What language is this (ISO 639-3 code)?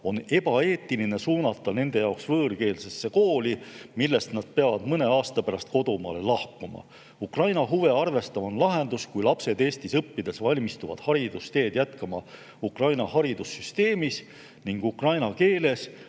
est